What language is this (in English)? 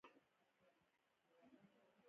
Pashto